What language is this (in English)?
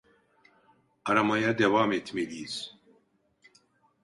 Turkish